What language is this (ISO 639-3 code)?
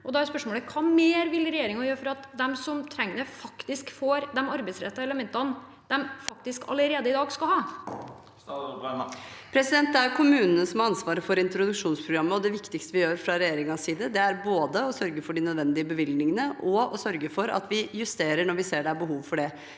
nor